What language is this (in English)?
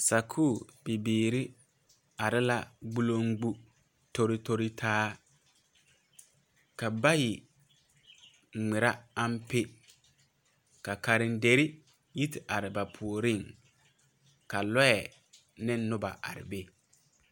Southern Dagaare